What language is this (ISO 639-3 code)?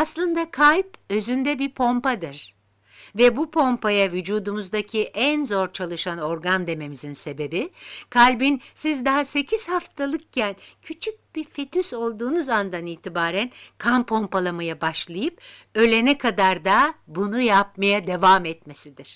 tur